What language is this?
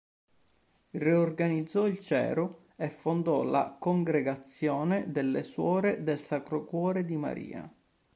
Italian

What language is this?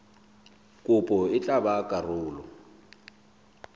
Southern Sotho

